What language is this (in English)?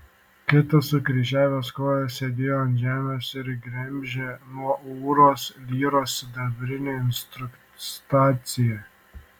Lithuanian